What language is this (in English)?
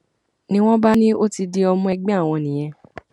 Yoruba